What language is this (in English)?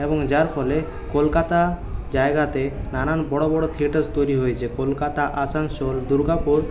Bangla